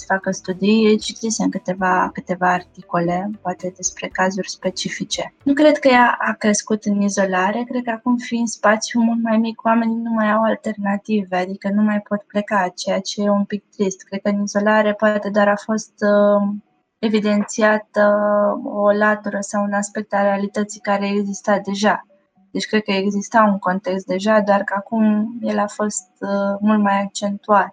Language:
Romanian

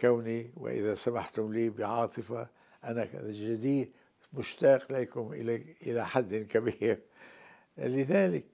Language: Arabic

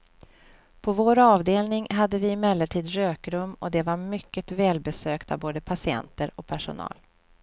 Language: Swedish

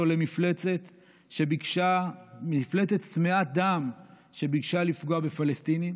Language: Hebrew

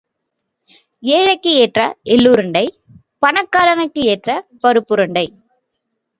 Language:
Tamil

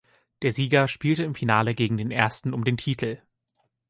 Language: German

